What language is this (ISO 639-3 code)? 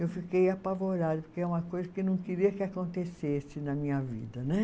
por